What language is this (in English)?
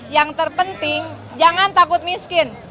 Indonesian